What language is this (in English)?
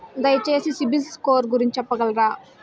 Telugu